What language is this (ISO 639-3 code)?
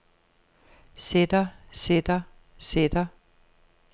dan